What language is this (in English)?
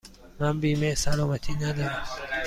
Persian